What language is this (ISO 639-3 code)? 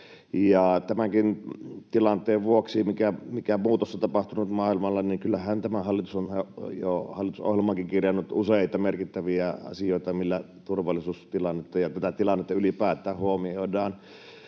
fin